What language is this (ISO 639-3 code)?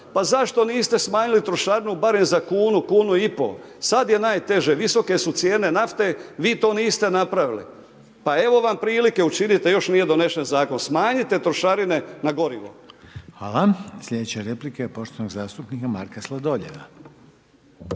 hrv